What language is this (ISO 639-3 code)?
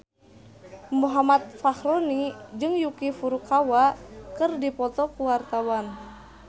sun